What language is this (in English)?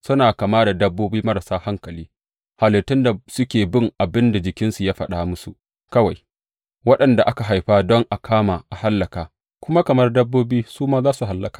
Hausa